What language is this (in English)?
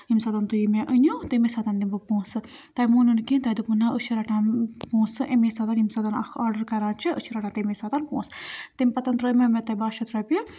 Kashmiri